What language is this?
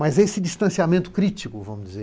Portuguese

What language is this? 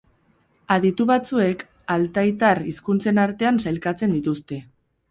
Basque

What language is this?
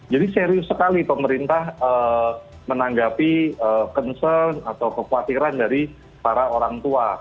Indonesian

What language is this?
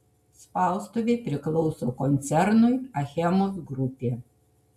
Lithuanian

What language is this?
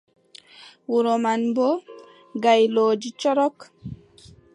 Adamawa Fulfulde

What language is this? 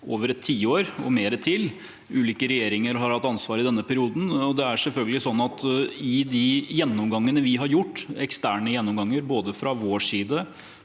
Norwegian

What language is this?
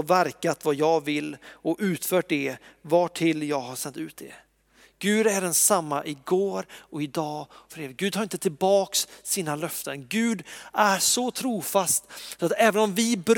Swedish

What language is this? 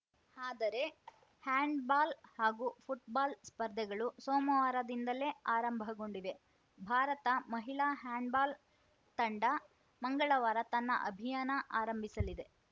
Kannada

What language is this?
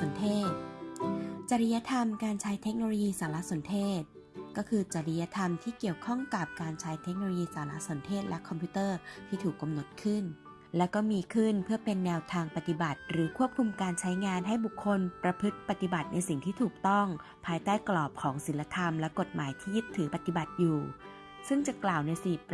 Thai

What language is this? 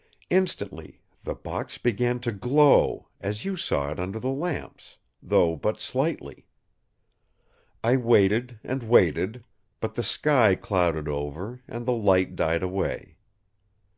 English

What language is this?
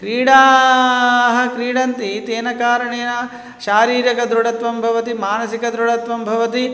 Sanskrit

